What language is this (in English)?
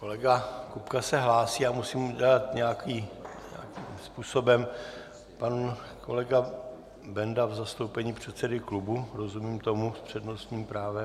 Czech